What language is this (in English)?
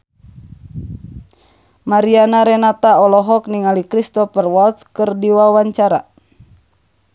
Sundanese